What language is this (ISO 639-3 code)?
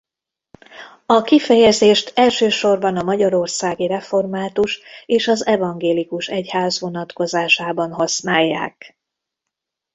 hun